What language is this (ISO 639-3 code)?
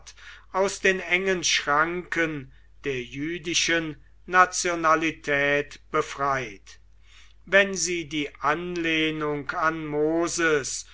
deu